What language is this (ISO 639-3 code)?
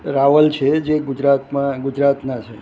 guj